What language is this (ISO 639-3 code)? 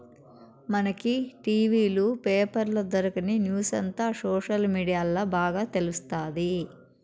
tel